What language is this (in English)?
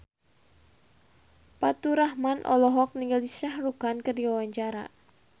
Sundanese